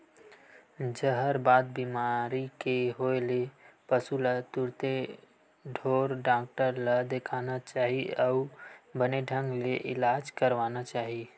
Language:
Chhattisgarhi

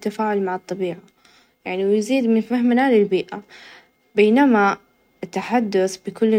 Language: Najdi Arabic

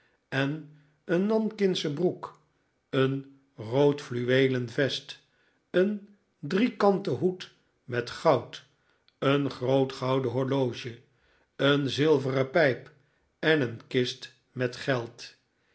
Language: Dutch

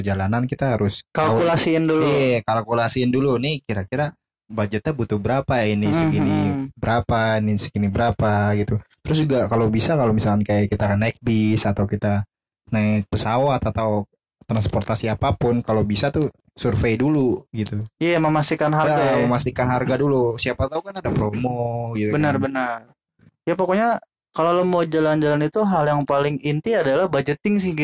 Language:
Indonesian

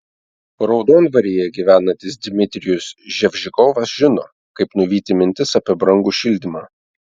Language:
Lithuanian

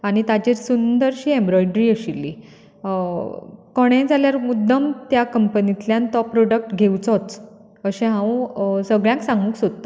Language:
Konkani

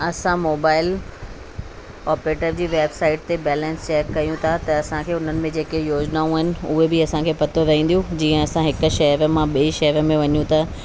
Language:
Sindhi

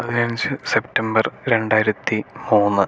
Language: Malayalam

